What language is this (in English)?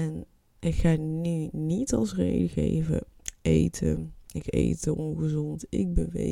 Dutch